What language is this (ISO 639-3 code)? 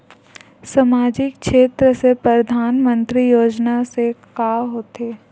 hne